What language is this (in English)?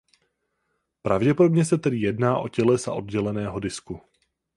Czech